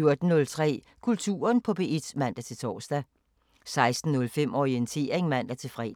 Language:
Danish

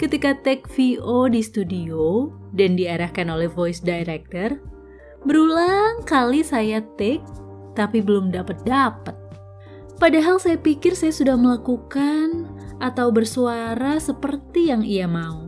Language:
Indonesian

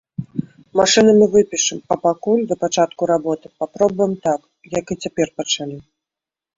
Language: Belarusian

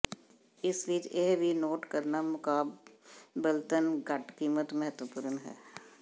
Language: Punjabi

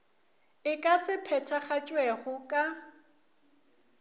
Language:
Northern Sotho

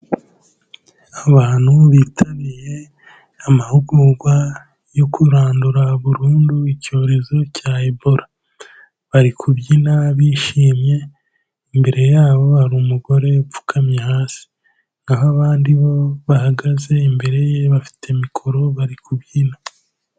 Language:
Kinyarwanda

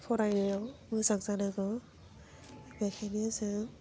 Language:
Bodo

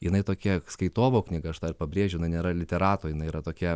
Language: Lithuanian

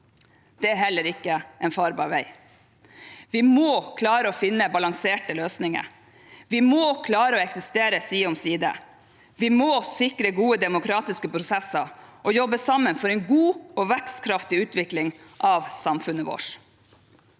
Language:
Norwegian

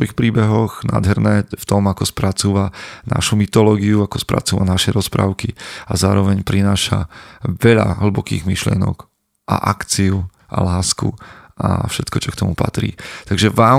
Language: Slovak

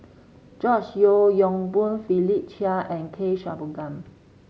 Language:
English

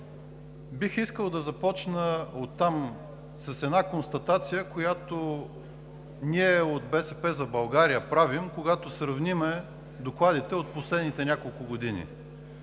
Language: Bulgarian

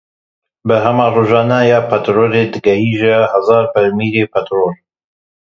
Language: Kurdish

